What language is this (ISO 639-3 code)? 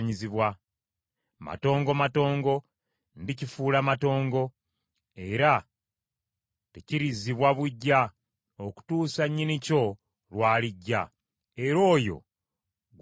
lug